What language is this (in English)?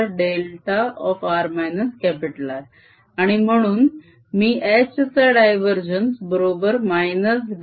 Marathi